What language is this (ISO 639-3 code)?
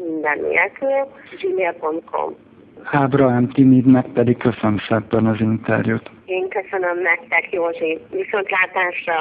hun